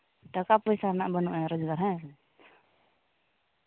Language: Santali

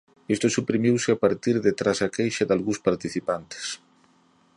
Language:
Galician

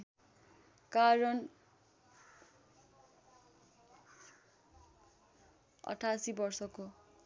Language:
Nepali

